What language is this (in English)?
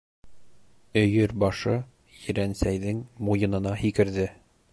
Bashkir